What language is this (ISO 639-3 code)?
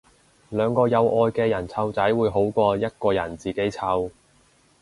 yue